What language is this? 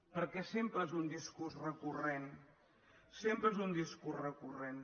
Catalan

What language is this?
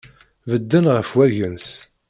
Kabyle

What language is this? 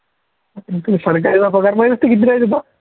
Marathi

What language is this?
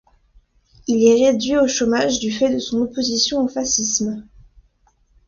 French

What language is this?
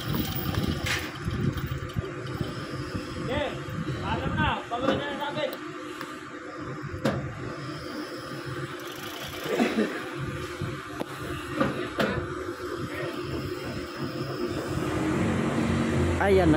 Filipino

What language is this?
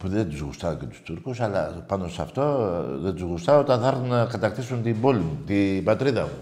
Greek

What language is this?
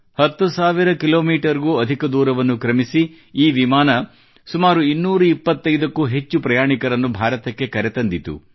Kannada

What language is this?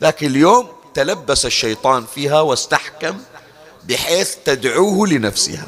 Arabic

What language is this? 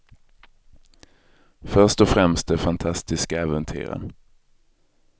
Swedish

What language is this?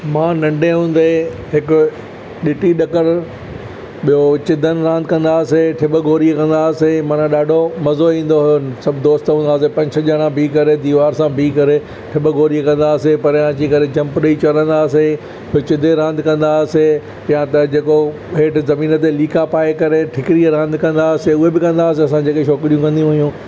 Sindhi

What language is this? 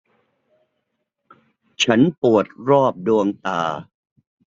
Thai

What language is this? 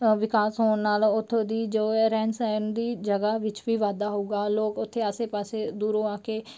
Punjabi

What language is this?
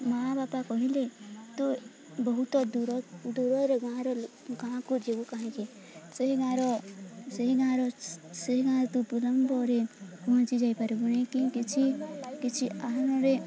Odia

